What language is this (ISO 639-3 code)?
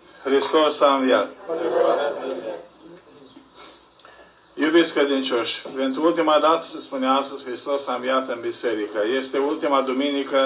ron